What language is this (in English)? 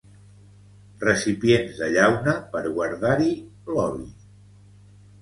Catalan